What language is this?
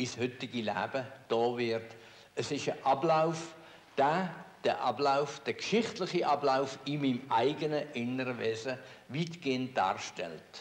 German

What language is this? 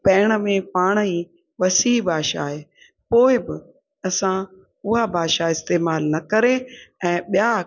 Sindhi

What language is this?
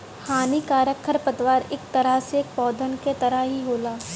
Bhojpuri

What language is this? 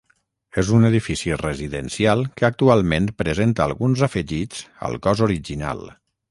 Catalan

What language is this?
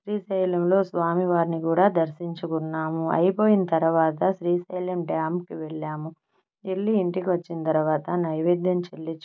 Telugu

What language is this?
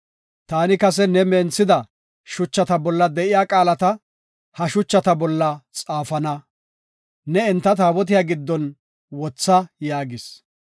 Gofa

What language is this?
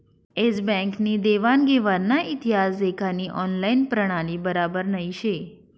Marathi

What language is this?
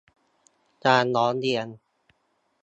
Thai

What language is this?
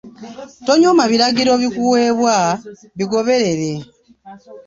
Ganda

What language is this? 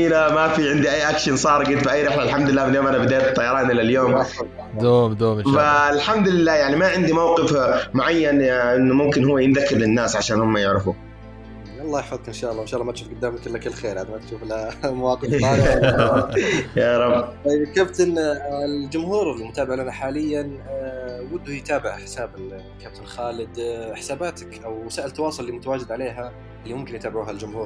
Arabic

